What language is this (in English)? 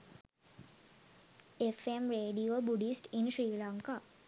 Sinhala